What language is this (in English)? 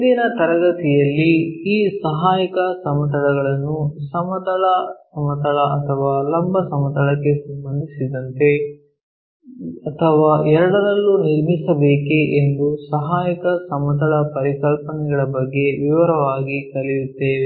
Kannada